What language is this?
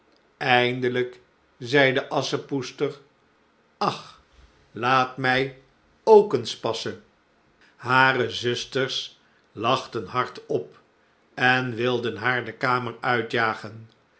Dutch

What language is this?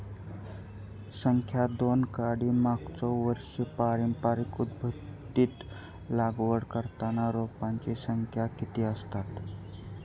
Marathi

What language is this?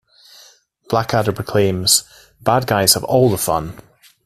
English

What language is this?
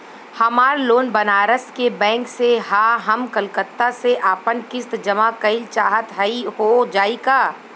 Bhojpuri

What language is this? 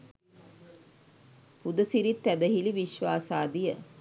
Sinhala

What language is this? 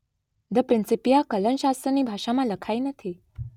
Gujarati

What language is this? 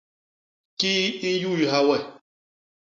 Basaa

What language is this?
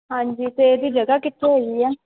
Punjabi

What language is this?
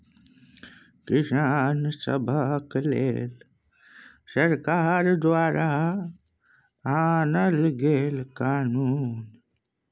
Maithili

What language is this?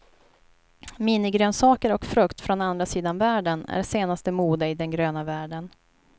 Swedish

